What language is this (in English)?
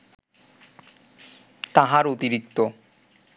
Bangla